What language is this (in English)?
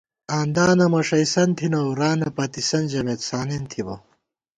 Gawar-Bati